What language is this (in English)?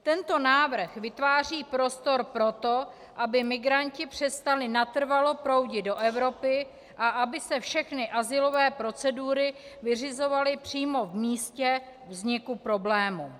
Czech